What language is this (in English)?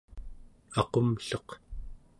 Central Yupik